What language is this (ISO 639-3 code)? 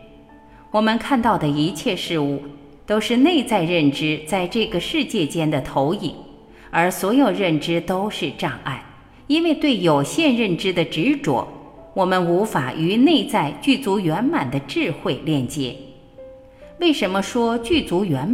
zho